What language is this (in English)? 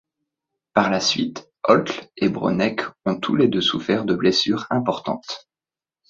French